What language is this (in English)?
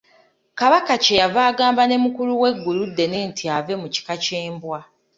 Ganda